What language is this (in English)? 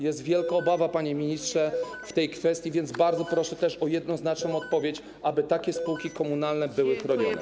Polish